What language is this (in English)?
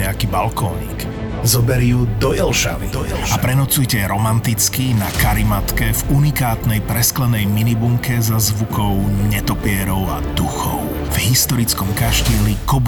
Slovak